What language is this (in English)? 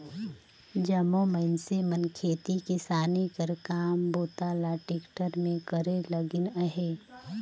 Chhattisgarhi